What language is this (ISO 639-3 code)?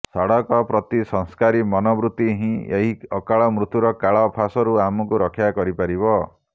ori